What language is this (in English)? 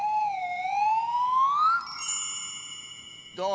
Japanese